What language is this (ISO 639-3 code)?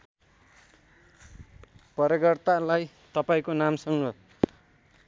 nep